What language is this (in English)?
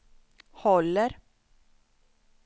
Swedish